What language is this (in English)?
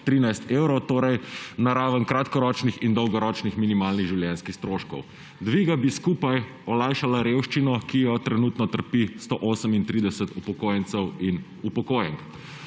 Slovenian